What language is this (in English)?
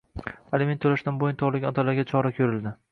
Uzbek